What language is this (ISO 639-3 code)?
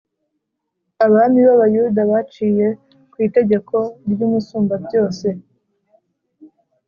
kin